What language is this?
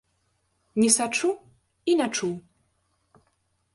Belarusian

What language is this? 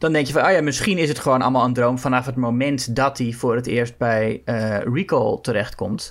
Dutch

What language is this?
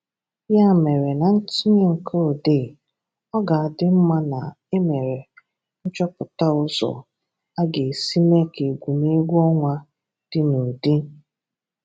Igbo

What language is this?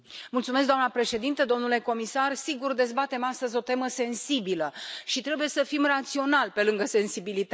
Romanian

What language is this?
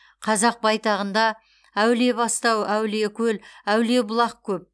Kazakh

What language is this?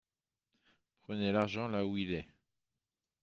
French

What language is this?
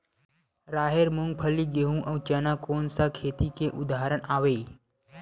Chhattisgarhi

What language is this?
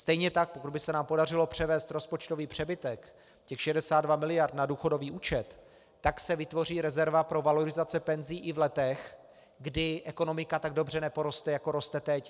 Czech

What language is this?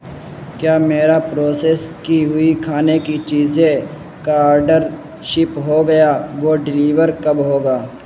Urdu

